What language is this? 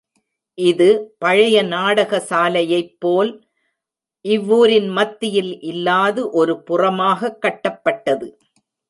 Tamil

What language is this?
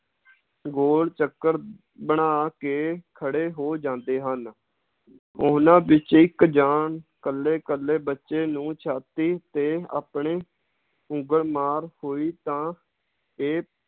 Punjabi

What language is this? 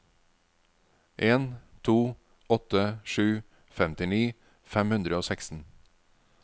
Norwegian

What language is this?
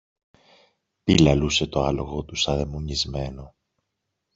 Greek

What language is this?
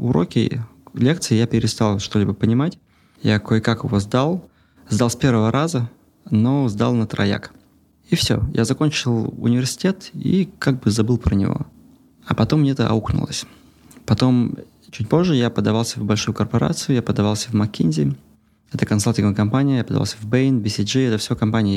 Russian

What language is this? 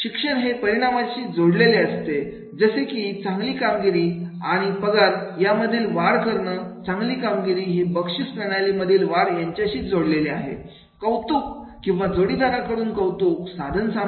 Marathi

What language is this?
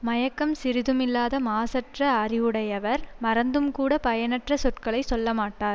Tamil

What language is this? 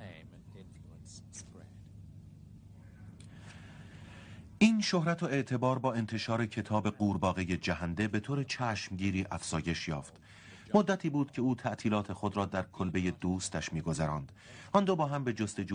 Persian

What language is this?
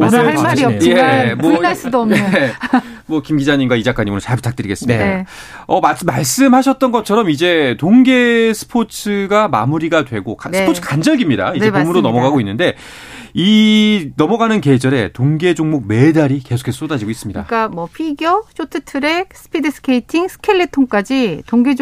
Korean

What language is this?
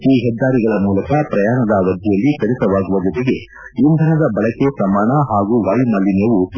Kannada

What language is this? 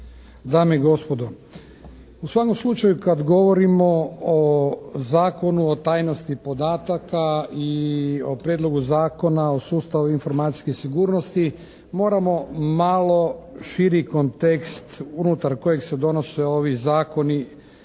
Croatian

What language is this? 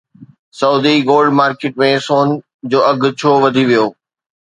Sindhi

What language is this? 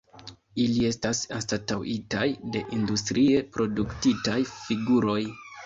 Esperanto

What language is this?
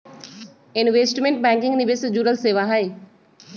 Magahi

